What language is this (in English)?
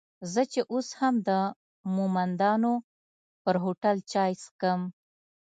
Pashto